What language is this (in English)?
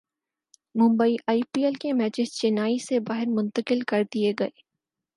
Urdu